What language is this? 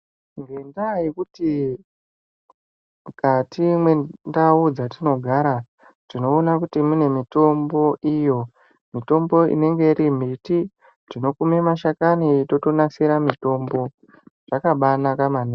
Ndau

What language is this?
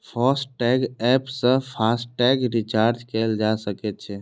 Maithili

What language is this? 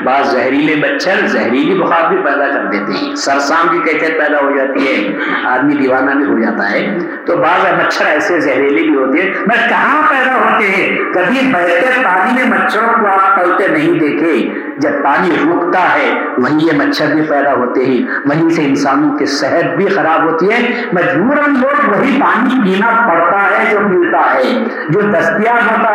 Urdu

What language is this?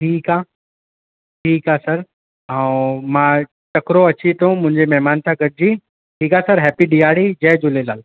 Sindhi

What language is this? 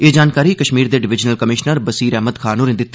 Dogri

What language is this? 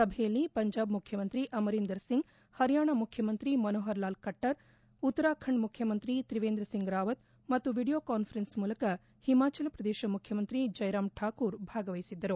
Kannada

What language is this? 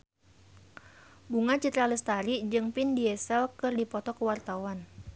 Sundanese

